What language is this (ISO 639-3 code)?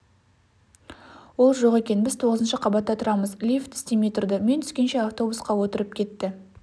kaz